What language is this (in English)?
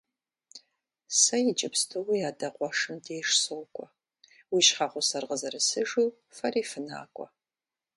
Kabardian